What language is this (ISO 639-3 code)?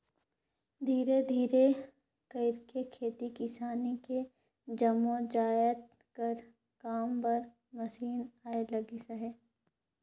hne